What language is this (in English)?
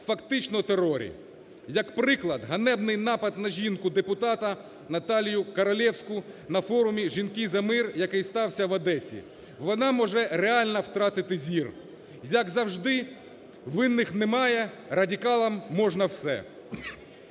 Ukrainian